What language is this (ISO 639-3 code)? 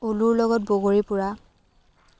asm